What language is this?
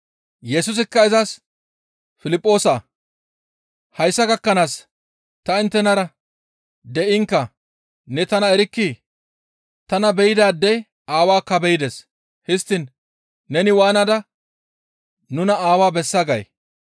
Gamo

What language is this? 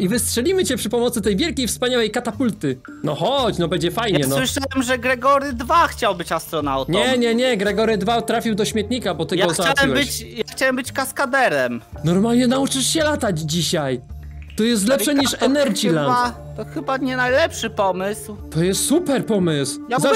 Polish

